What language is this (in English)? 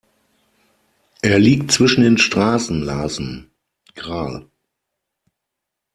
German